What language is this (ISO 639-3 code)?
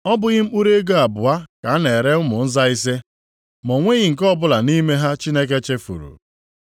ibo